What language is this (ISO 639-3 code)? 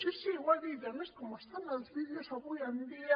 cat